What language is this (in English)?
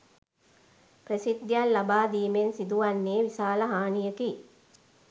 Sinhala